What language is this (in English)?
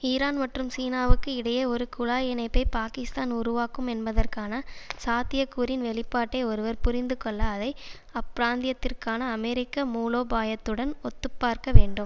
Tamil